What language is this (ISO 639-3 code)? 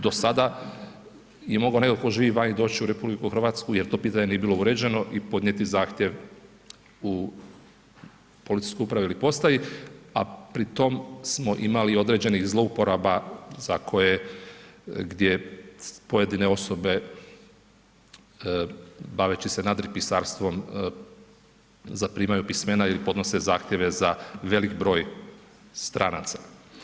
hrv